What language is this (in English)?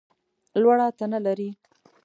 Pashto